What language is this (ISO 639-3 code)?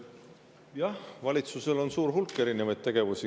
est